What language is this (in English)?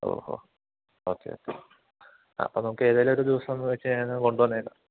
Malayalam